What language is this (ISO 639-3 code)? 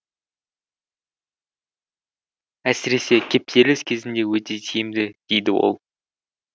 kaz